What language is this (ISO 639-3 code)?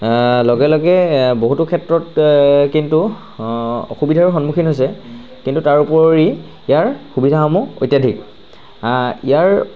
asm